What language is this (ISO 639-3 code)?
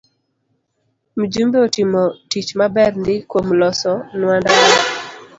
luo